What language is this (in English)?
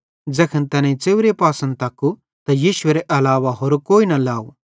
Bhadrawahi